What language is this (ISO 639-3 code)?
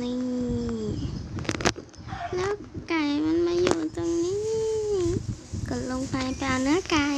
tha